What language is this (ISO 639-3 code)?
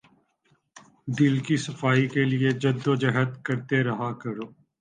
urd